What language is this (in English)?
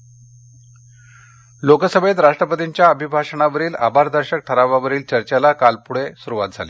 Marathi